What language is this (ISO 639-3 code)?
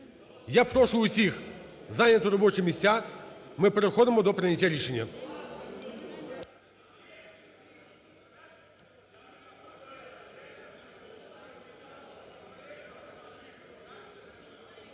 ukr